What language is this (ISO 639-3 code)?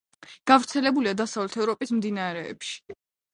kat